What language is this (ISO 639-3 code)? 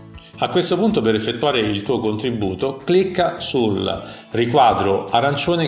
ita